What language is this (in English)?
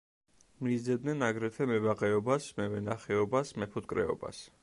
Georgian